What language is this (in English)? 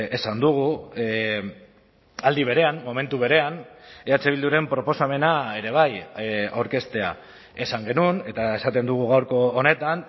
Basque